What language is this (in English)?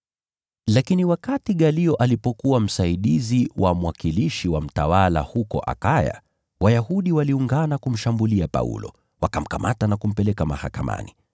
Swahili